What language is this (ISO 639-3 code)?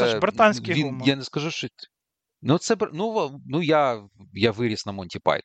ukr